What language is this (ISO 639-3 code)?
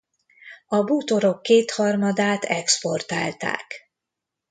hun